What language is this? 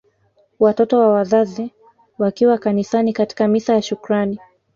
Swahili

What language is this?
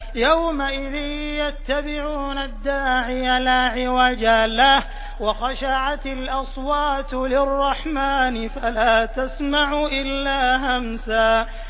Arabic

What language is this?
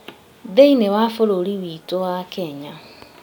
Kikuyu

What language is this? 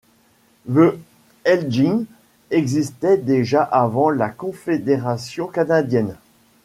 French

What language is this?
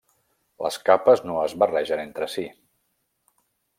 Catalan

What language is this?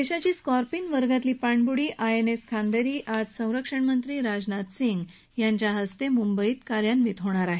Marathi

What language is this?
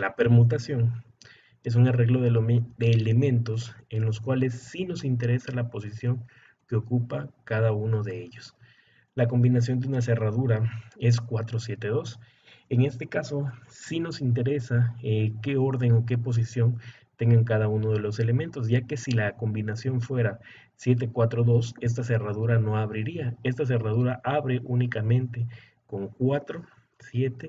Spanish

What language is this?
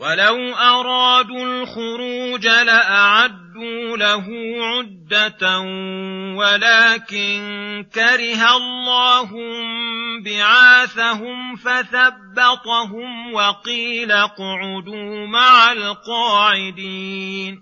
Arabic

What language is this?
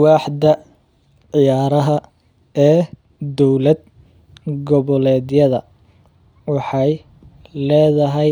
Somali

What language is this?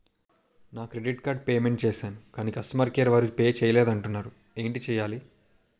Telugu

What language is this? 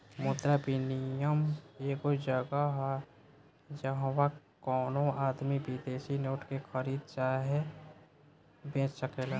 Bhojpuri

